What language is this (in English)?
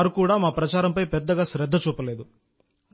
Telugu